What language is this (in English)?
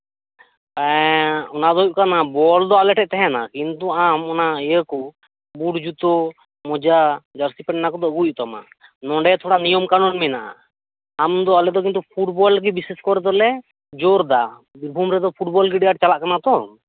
Santali